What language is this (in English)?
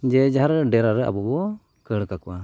Santali